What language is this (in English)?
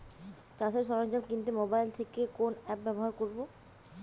Bangla